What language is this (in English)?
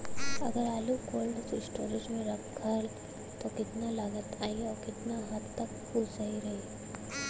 Bhojpuri